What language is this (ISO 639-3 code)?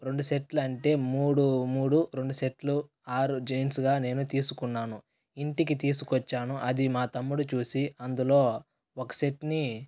tel